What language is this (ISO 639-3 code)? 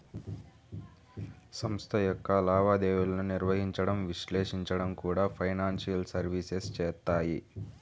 tel